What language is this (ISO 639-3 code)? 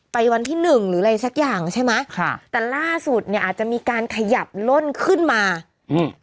tha